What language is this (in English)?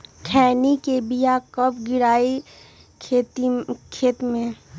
Magahi